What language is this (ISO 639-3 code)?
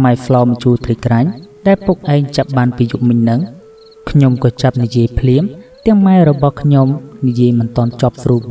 vie